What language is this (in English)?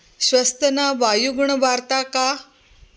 Sanskrit